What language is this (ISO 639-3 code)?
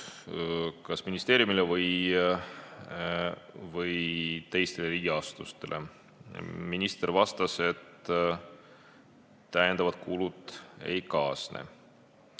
est